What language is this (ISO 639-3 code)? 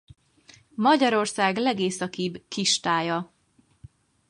hun